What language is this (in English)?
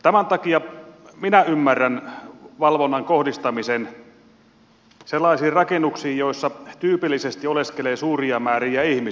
Finnish